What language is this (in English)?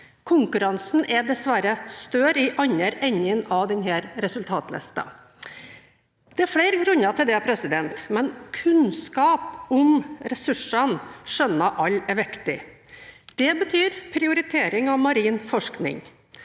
Norwegian